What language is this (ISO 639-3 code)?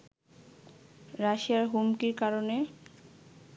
ben